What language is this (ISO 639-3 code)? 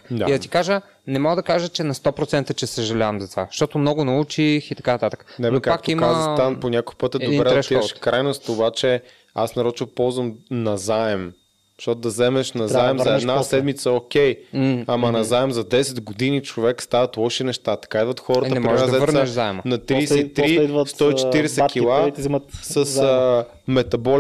bul